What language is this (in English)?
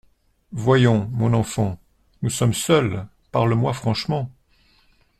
French